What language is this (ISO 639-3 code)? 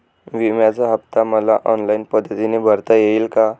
mar